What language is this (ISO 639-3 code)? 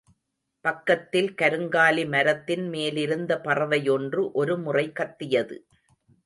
tam